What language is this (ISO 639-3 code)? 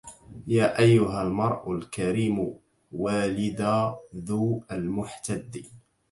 ara